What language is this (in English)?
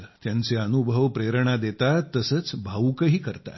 Marathi